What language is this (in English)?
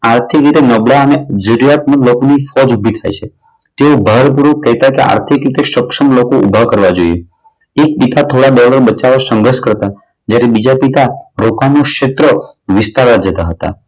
Gujarati